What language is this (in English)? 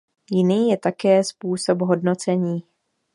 Czech